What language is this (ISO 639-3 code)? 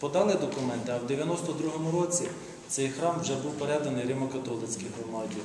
ukr